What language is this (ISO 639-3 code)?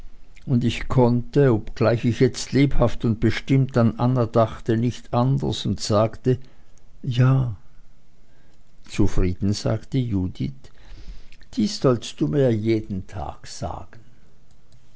deu